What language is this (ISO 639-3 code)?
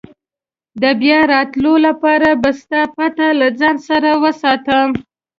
pus